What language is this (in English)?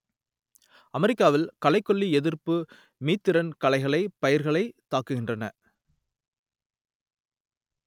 Tamil